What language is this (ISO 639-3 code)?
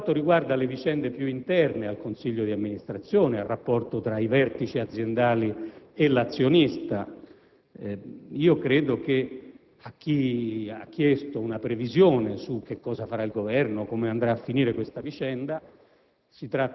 ita